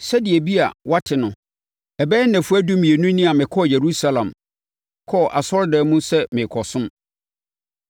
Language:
Akan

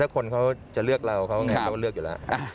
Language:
Thai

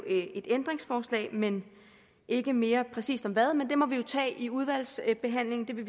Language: Danish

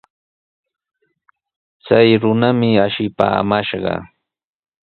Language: Sihuas Ancash Quechua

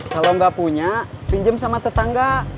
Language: Indonesian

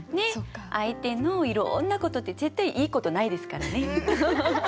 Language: Japanese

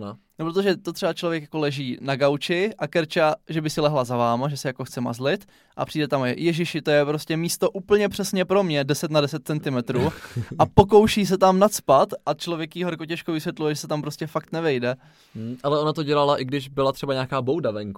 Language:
Czech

